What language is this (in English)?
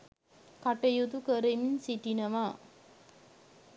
Sinhala